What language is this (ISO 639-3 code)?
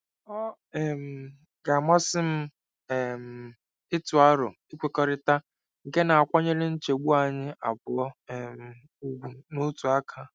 ibo